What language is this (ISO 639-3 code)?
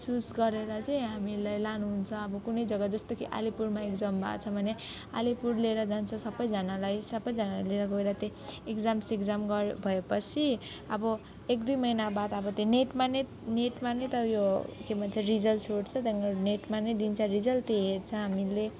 nep